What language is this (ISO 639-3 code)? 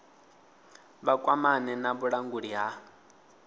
ven